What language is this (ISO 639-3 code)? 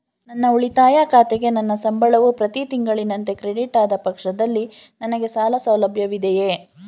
kan